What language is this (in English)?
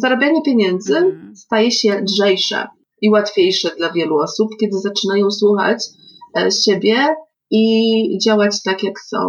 Polish